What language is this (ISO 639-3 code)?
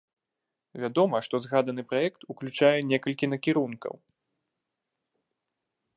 bel